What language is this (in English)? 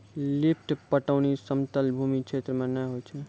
Maithili